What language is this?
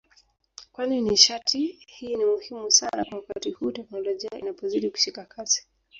Swahili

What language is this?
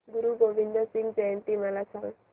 Marathi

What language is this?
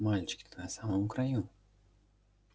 Russian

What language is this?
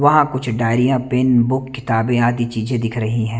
Hindi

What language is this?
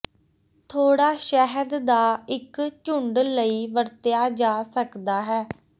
Punjabi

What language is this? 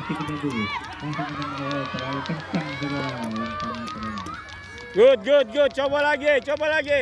Indonesian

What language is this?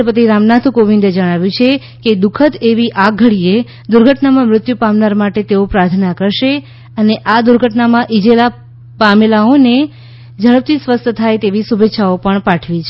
Gujarati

